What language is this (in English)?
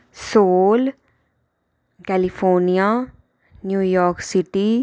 Dogri